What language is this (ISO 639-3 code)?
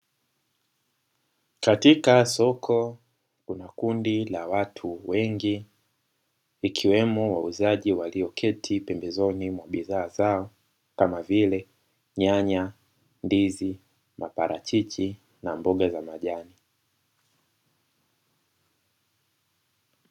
swa